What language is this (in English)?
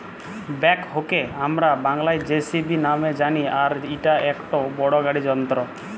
Bangla